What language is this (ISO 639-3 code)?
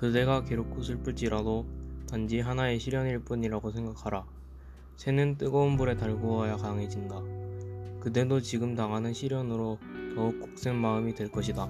kor